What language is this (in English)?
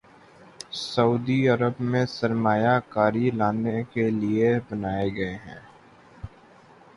Urdu